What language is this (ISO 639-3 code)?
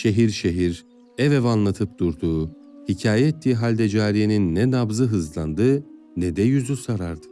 tur